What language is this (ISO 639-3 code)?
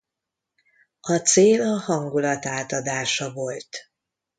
hun